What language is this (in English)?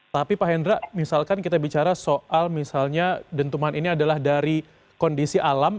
Indonesian